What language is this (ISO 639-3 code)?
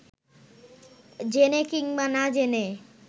ben